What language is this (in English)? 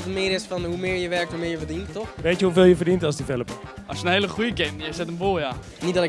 Dutch